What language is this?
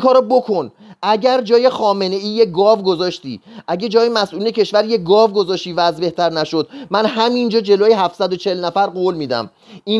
Persian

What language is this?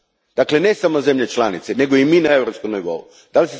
Croatian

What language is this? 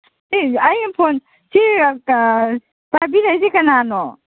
Manipuri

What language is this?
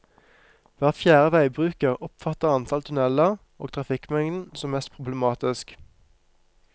Norwegian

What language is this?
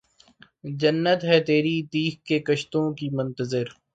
Urdu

